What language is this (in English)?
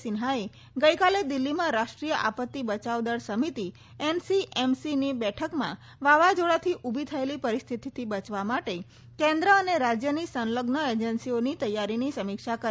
Gujarati